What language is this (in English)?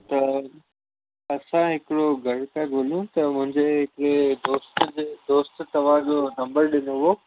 Sindhi